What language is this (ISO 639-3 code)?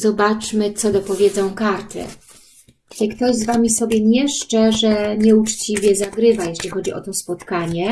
pol